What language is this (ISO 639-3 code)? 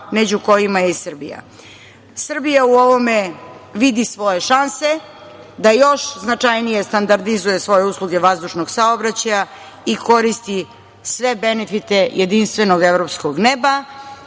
srp